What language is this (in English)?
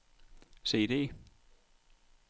Danish